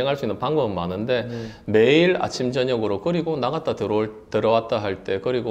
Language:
Korean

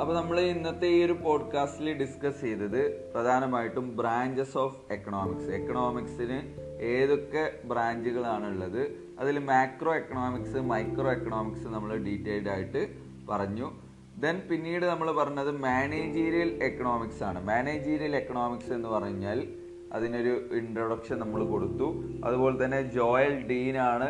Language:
Malayalam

